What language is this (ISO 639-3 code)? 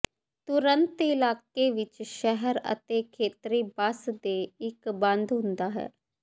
pan